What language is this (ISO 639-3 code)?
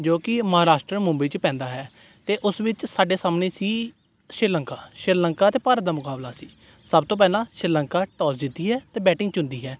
pan